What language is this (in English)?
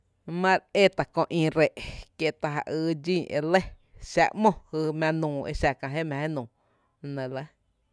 Tepinapa Chinantec